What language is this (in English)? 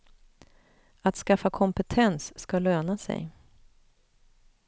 Swedish